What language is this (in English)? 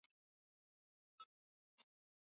Swahili